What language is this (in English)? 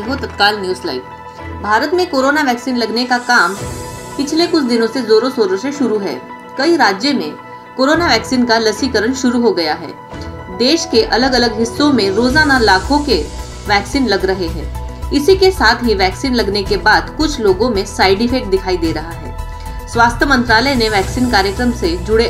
Hindi